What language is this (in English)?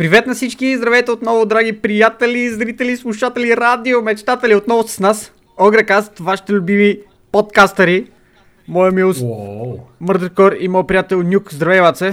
Bulgarian